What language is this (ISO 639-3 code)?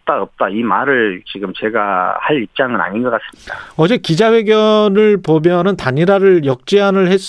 kor